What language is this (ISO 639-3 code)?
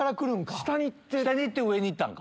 jpn